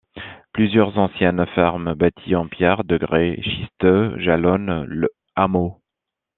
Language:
French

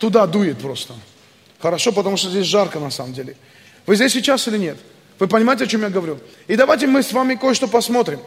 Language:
Russian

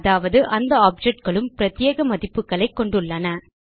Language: Tamil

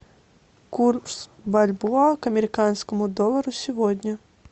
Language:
Russian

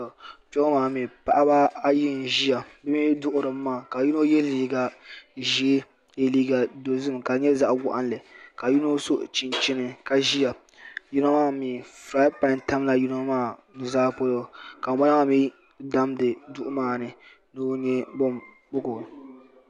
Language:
Dagbani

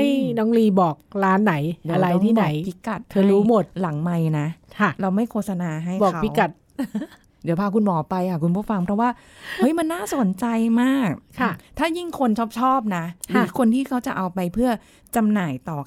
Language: Thai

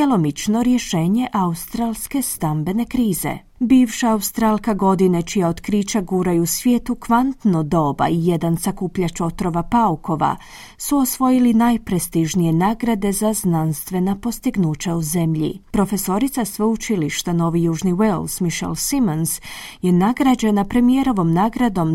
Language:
Croatian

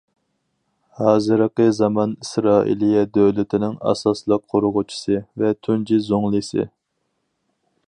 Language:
Uyghur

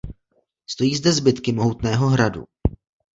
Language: Czech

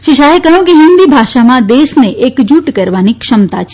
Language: Gujarati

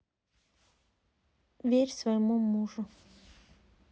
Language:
Russian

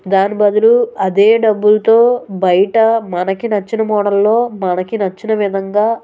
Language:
Telugu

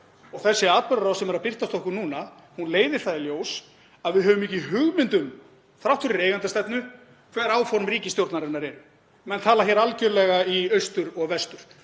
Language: Icelandic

